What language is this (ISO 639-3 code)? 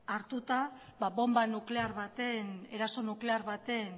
eus